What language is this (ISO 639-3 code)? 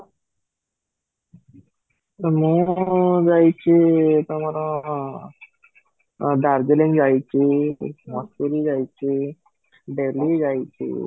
ori